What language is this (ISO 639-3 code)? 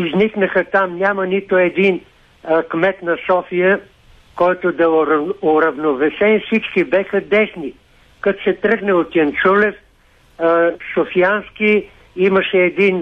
bul